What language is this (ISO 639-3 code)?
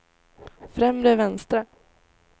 swe